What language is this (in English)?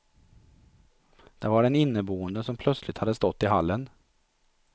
Swedish